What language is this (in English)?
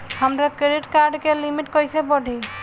Bhojpuri